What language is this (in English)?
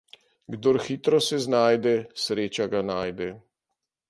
Slovenian